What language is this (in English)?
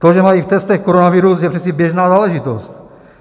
Czech